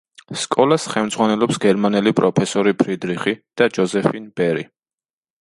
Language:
Georgian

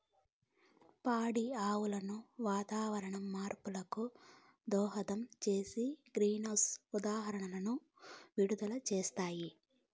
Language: Telugu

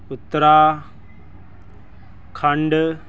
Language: Punjabi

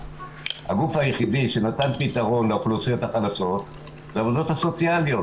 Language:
Hebrew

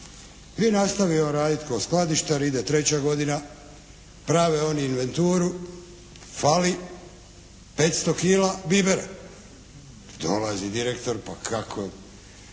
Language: Croatian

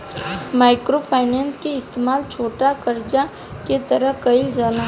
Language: Bhojpuri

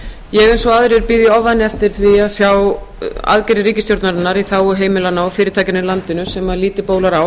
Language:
Icelandic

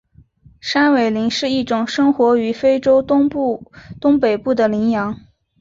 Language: Chinese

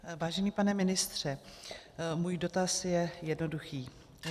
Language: Czech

